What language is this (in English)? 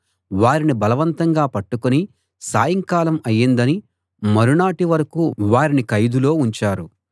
Telugu